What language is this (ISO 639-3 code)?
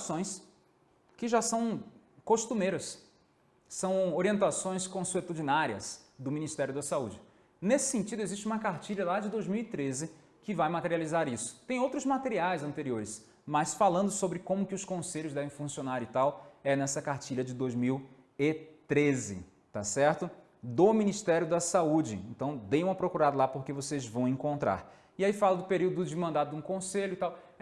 por